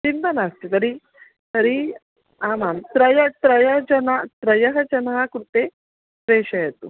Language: Sanskrit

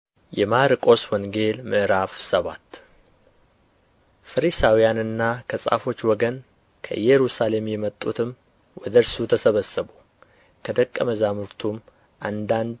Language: Amharic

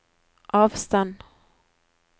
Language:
Norwegian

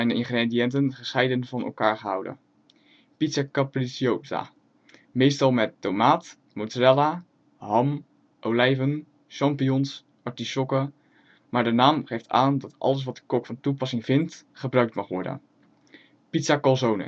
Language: Dutch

